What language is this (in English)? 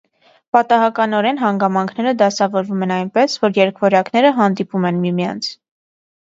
Armenian